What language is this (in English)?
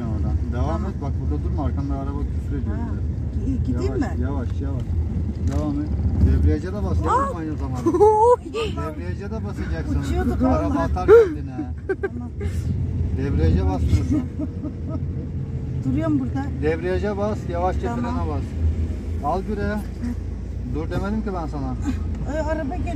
Turkish